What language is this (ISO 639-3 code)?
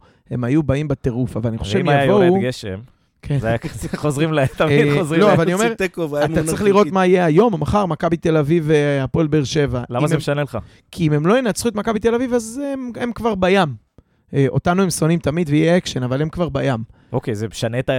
heb